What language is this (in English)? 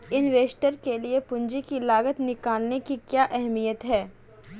Hindi